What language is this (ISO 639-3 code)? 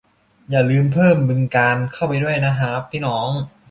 tha